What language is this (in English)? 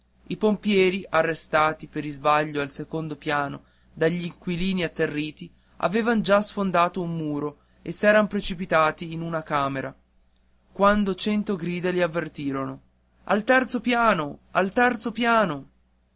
Italian